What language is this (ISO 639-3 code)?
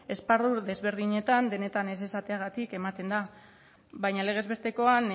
eus